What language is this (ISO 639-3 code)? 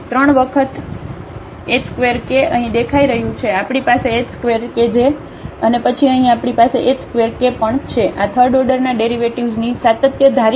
guj